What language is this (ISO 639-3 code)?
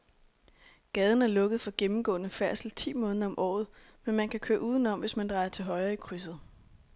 dan